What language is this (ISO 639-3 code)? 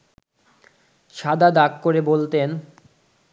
ben